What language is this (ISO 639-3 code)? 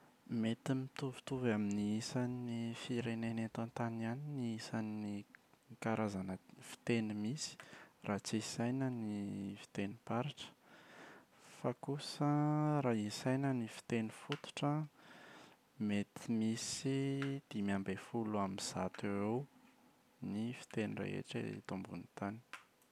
mlg